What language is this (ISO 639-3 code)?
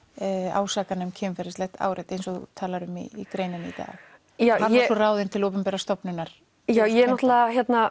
isl